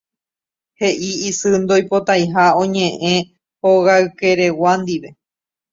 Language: Guarani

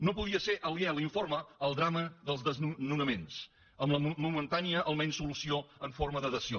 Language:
Catalan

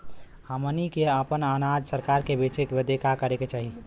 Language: Bhojpuri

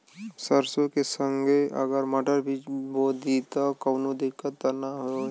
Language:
Bhojpuri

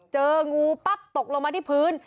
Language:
Thai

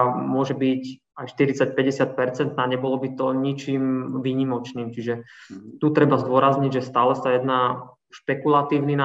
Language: Slovak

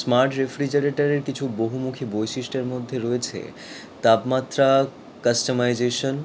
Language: Bangla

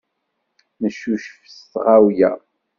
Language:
Kabyle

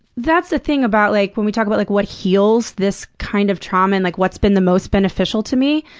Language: English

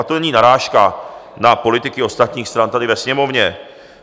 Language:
Czech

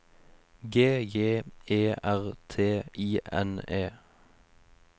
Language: Norwegian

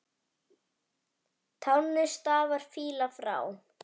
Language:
Icelandic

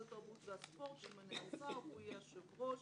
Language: Hebrew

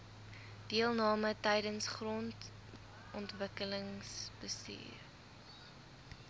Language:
Afrikaans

